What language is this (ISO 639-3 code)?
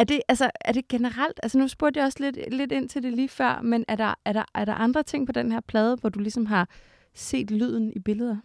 dan